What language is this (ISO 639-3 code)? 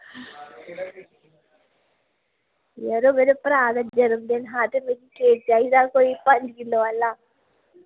doi